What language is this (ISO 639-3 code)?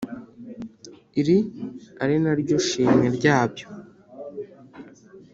kin